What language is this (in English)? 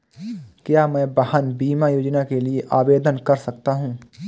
Hindi